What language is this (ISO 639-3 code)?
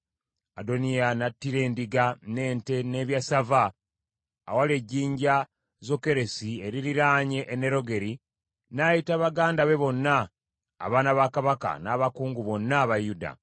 lug